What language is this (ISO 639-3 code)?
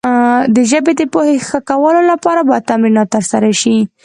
pus